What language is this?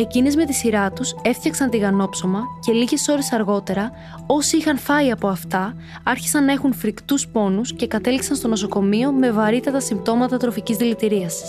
Greek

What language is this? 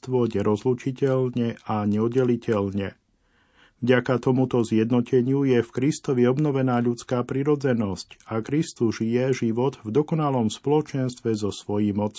Slovak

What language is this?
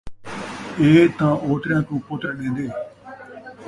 Saraiki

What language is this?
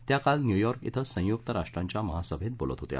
Marathi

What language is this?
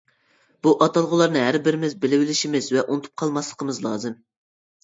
Uyghur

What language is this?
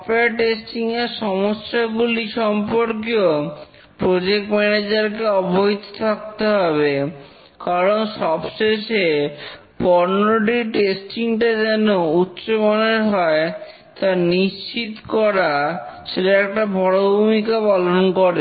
Bangla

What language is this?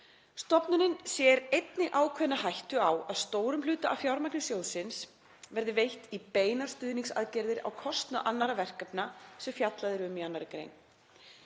Icelandic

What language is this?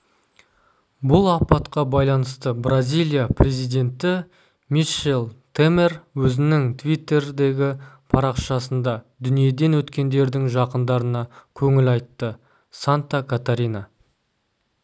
Kazakh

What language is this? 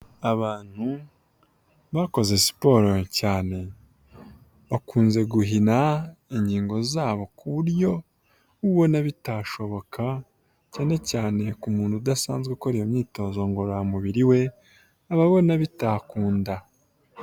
Kinyarwanda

